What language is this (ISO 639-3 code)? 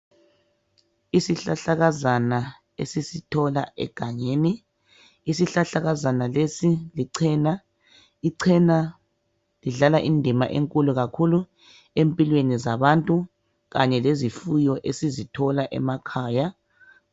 nde